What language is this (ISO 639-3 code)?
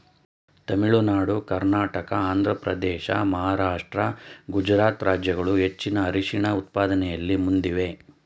kan